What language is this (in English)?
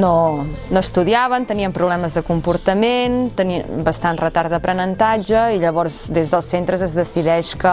Catalan